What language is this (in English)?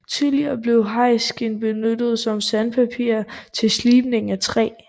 Danish